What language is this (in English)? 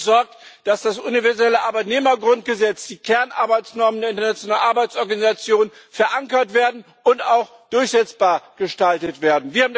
German